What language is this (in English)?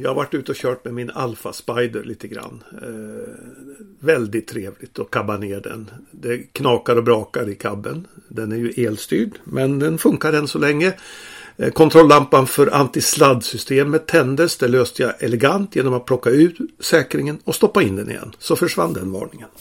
Swedish